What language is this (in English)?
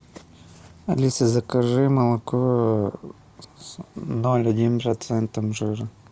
Russian